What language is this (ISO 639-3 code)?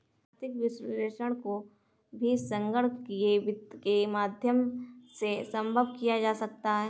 hin